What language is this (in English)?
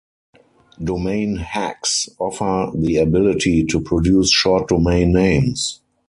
English